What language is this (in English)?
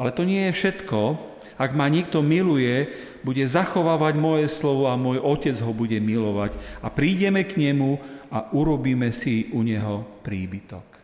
Slovak